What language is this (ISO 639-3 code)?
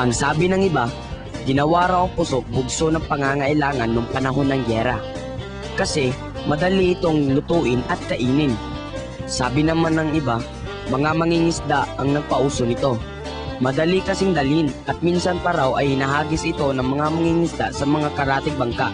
fil